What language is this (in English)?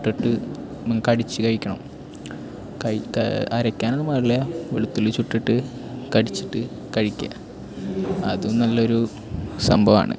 Malayalam